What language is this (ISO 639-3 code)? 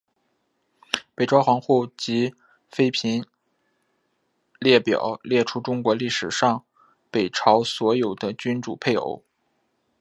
zho